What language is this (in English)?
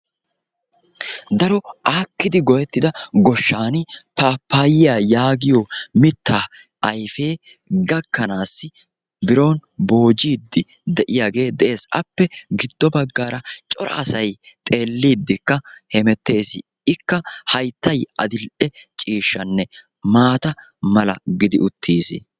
Wolaytta